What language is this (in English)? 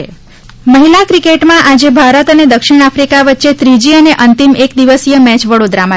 Gujarati